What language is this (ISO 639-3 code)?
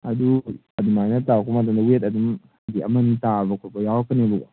mni